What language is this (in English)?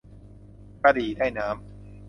Thai